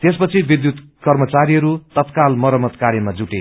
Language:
Nepali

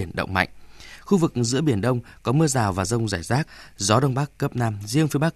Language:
Vietnamese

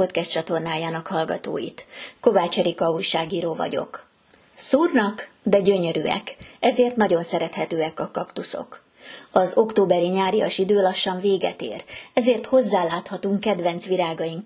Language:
Hungarian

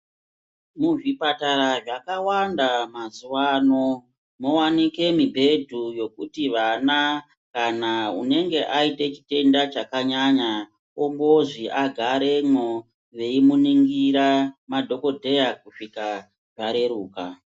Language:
Ndau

